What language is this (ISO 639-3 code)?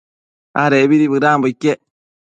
mcf